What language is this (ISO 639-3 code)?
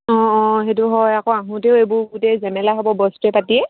asm